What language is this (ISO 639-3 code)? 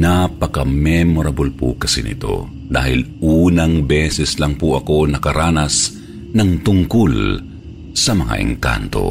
fil